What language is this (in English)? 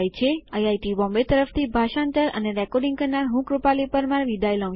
Gujarati